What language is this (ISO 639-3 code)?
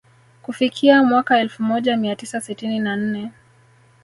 swa